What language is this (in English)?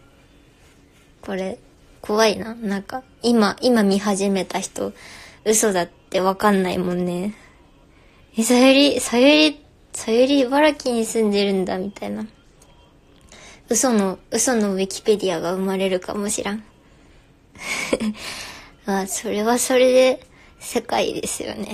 Japanese